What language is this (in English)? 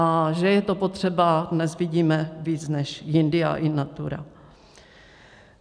Czech